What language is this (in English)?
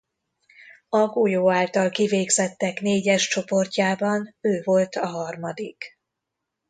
Hungarian